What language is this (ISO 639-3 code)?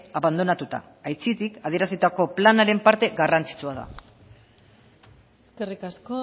eus